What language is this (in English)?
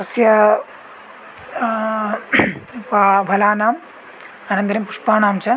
Sanskrit